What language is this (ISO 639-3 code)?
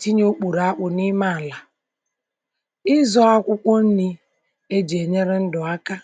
ibo